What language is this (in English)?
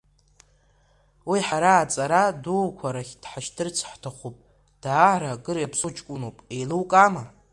Abkhazian